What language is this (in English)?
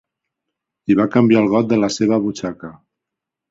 Catalan